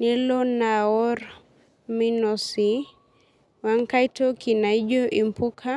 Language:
Masai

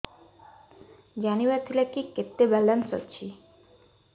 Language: Odia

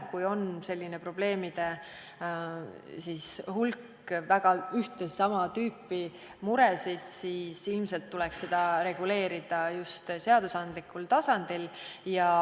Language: Estonian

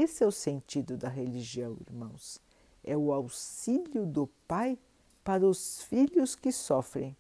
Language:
Portuguese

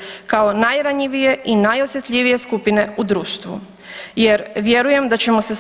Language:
Croatian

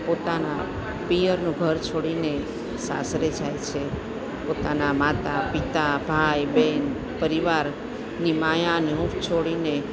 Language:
Gujarati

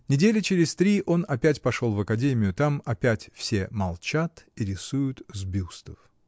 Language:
Russian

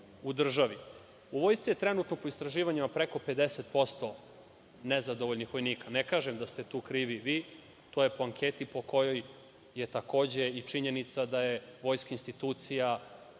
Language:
Serbian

